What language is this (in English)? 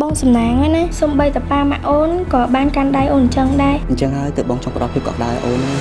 Vietnamese